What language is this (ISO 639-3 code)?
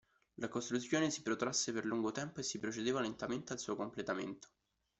ita